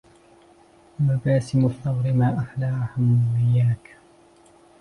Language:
Arabic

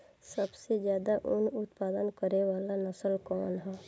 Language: Bhojpuri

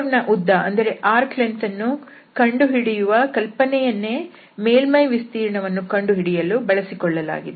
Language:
Kannada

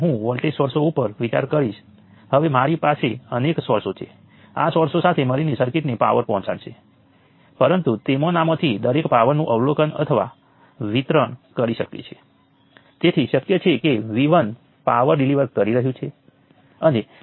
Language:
Gujarati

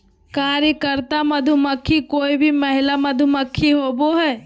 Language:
Magahi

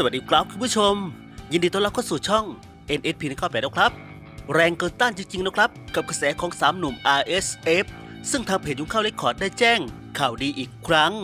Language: Thai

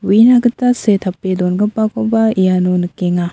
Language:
Garo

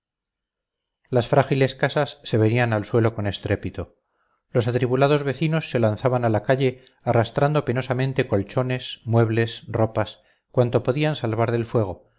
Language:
Spanish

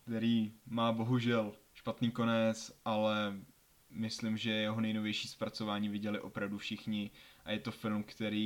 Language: Czech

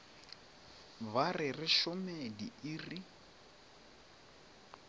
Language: Northern Sotho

